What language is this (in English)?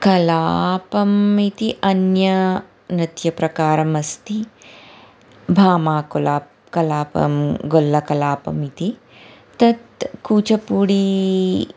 Sanskrit